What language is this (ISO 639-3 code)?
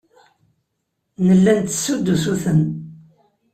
kab